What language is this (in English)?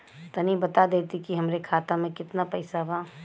Bhojpuri